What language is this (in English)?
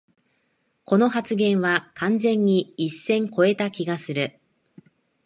Japanese